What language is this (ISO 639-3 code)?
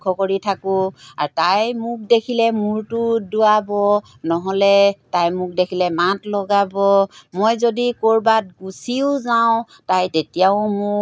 asm